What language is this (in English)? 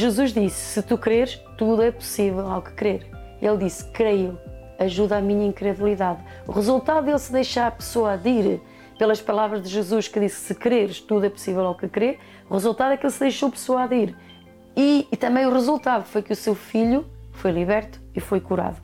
Portuguese